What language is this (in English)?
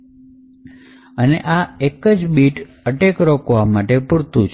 Gujarati